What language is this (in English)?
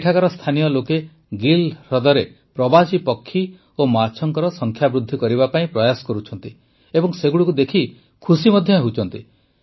Odia